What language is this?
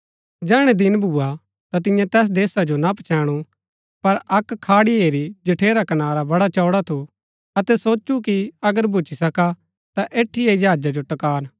Gaddi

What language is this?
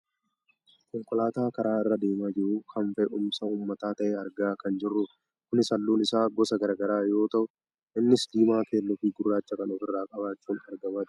Oromo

